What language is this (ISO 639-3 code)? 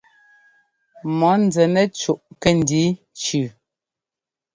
jgo